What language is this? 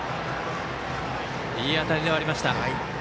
Japanese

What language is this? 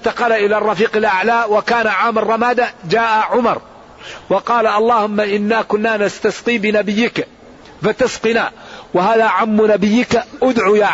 Arabic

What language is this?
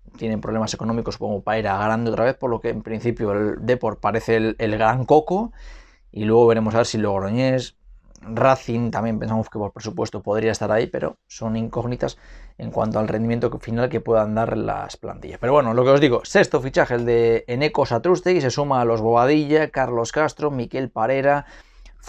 Spanish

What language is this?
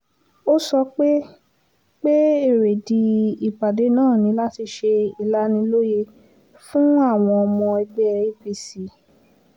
Yoruba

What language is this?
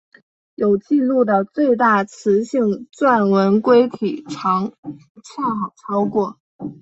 Chinese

